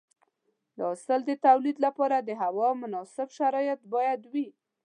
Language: Pashto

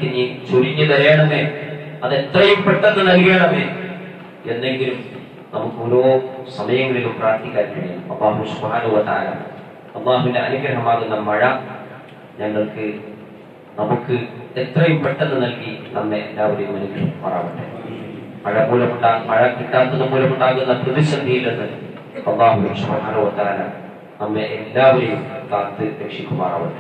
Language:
Malayalam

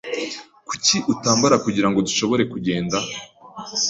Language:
Kinyarwanda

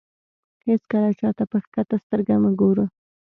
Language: Pashto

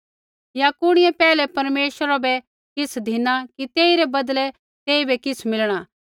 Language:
Kullu Pahari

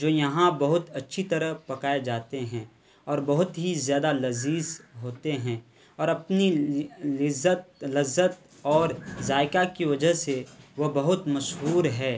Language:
Urdu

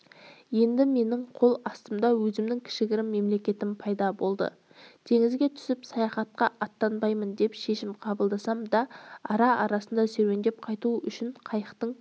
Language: Kazakh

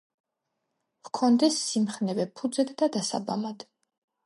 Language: Georgian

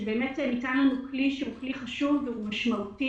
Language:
Hebrew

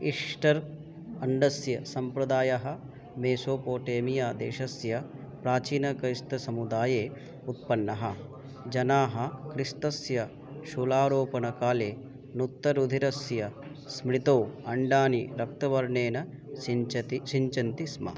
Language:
Sanskrit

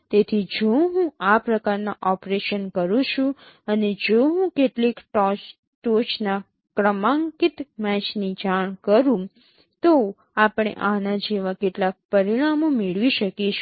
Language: Gujarati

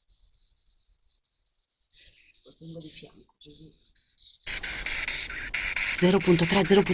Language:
Italian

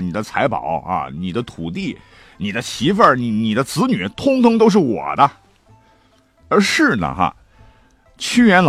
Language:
Chinese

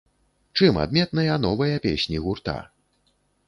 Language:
Belarusian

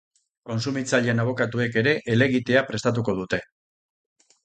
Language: Basque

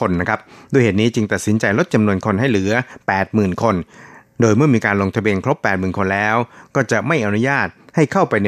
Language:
Thai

